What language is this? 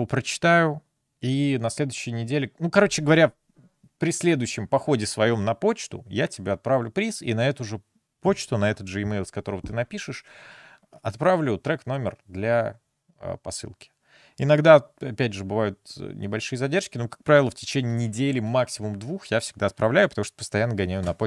Russian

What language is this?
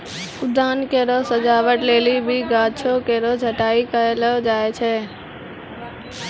Maithili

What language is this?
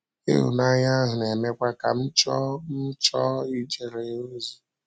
Igbo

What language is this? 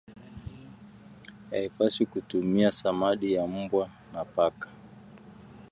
Swahili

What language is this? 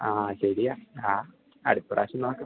Malayalam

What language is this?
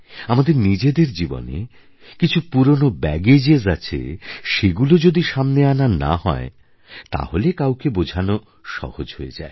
Bangla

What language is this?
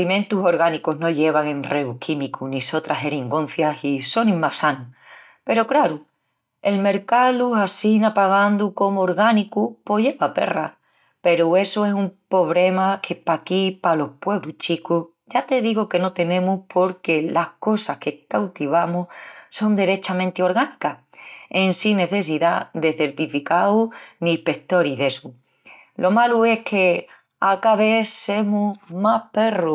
Extremaduran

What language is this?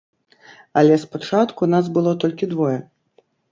Belarusian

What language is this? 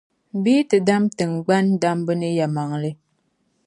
Dagbani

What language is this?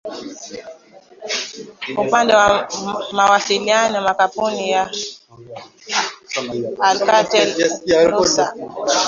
Swahili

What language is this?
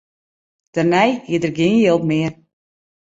Western Frisian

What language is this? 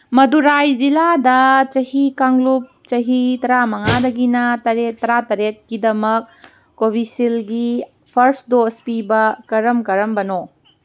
Manipuri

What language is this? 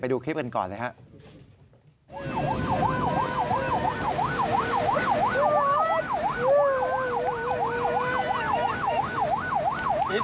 Thai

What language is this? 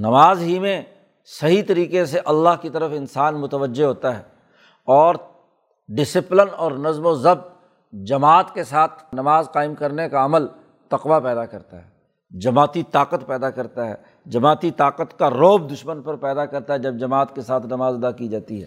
Urdu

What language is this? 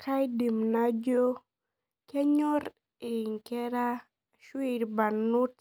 Masai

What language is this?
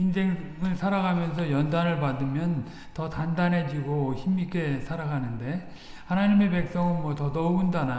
Korean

